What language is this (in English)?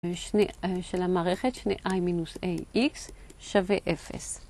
Hebrew